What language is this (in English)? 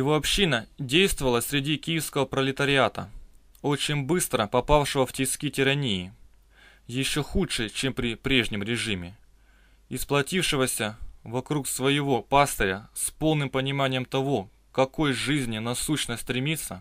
Russian